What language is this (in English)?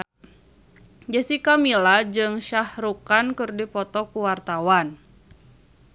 Sundanese